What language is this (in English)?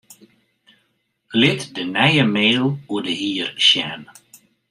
Western Frisian